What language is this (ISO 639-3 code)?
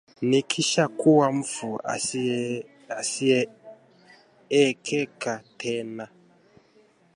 swa